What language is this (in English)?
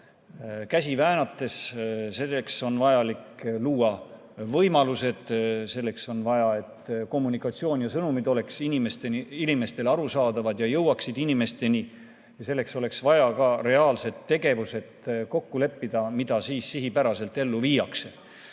Estonian